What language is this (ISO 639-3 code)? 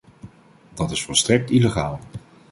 nld